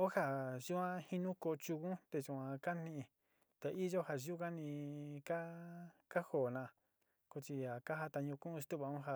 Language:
Sinicahua Mixtec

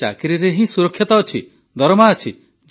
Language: Odia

